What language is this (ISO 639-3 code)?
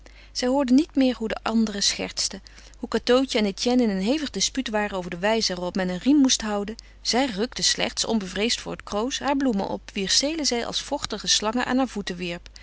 nld